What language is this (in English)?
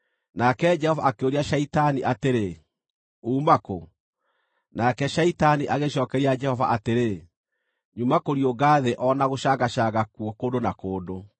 Kikuyu